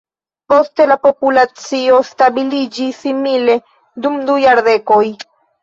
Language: Esperanto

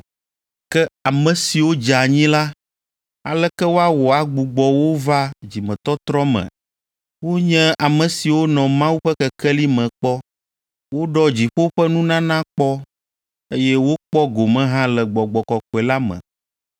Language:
Ewe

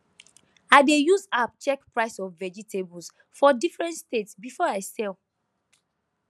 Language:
Nigerian Pidgin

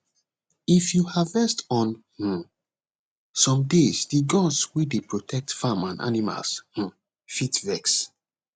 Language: Nigerian Pidgin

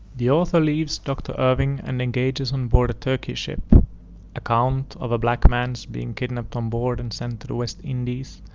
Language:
English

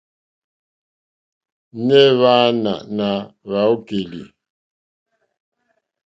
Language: Mokpwe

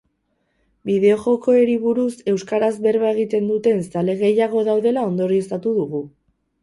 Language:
Basque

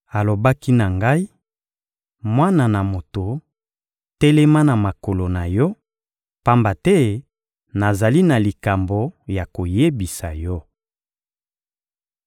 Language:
Lingala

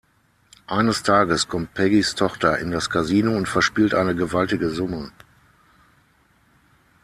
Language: German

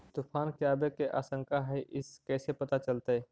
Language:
Magahi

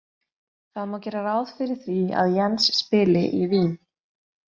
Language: Icelandic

